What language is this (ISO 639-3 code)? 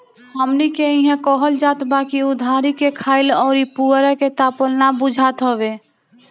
bho